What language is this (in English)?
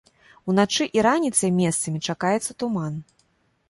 Belarusian